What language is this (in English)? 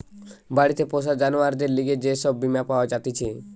Bangla